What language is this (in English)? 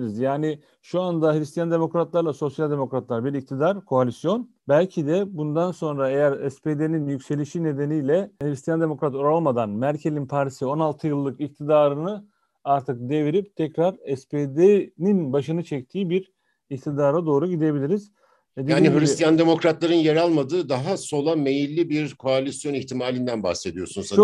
Turkish